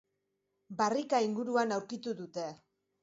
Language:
Basque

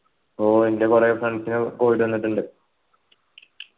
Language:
Malayalam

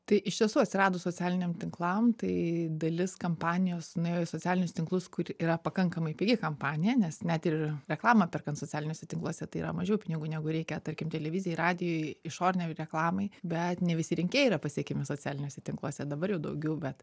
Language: Lithuanian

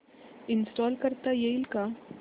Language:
Marathi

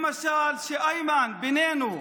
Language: Hebrew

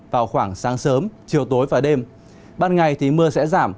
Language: Vietnamese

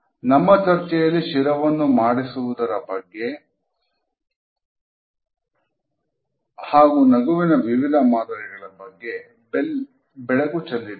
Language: Kannada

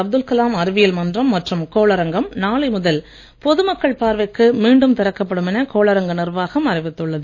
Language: Tamil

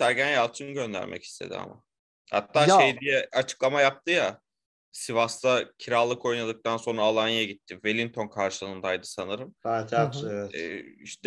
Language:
Turkish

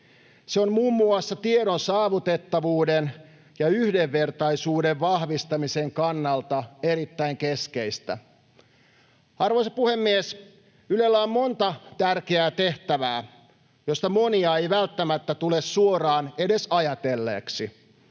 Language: Finnish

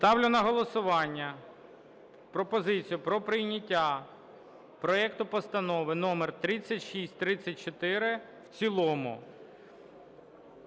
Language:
Ukrainian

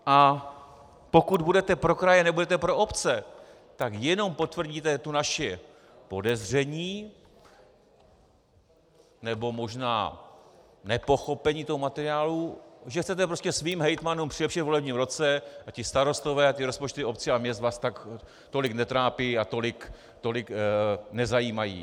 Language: Czech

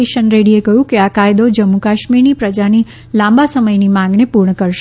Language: Gujarati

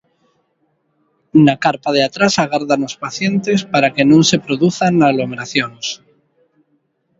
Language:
Galician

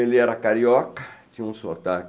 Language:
Portuguese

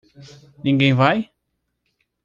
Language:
Portuguese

